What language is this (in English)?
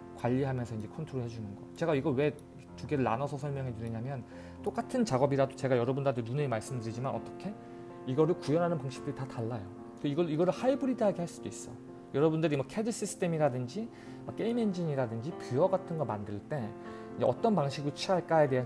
Korean